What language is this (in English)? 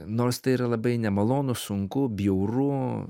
Lithuanian